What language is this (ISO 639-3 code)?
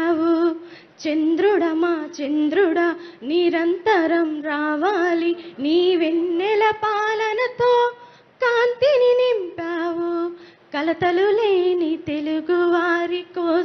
tel